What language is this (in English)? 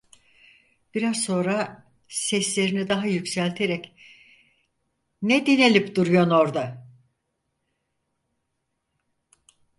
Turkish